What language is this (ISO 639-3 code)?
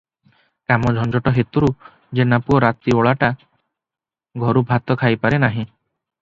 ori